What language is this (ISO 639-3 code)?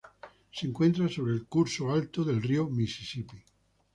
spa